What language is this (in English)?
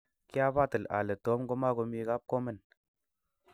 Kalenjin